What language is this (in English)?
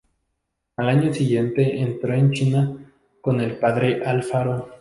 Spanish